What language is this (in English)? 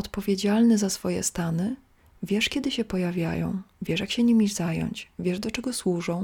Polish